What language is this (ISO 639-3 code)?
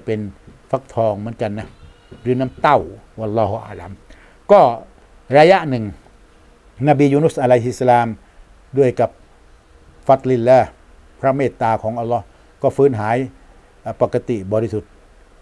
tha